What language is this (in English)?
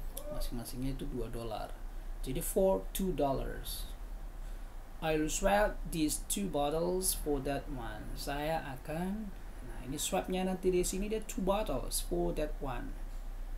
Indonesian